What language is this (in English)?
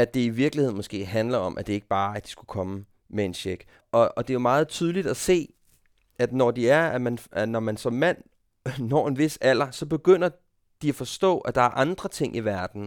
Danish